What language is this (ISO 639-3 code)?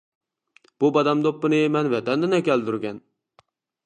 uig